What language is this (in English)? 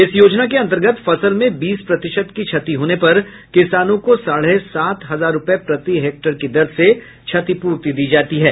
Hindi